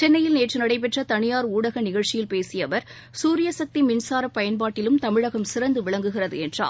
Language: Tamil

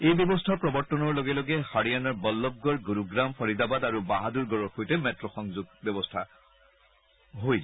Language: Assamese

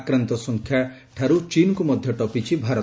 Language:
Odia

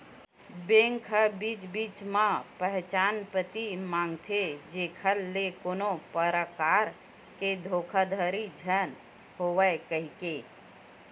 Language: Chhattisgarhi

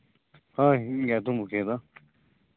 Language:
Santali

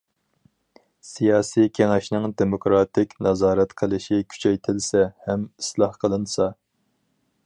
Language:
Uyghur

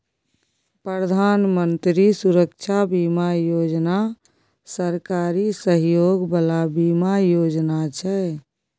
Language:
Maithili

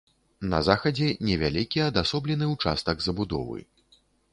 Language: Belarusian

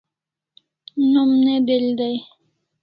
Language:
Kalasha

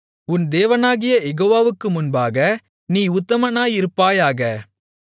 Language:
Tamil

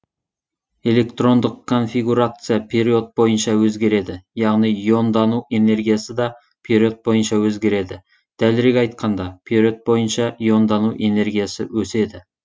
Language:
Kazakh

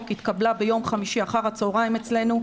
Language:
Hebrew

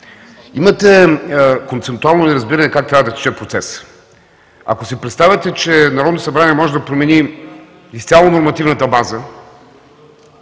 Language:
Bulgarian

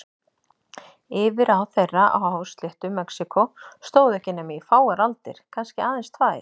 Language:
Icelandic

